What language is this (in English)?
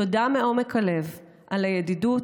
Hebrew